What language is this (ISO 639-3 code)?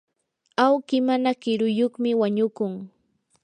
qur